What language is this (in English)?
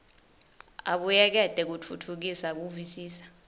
Swati